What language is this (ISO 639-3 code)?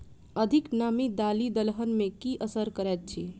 mai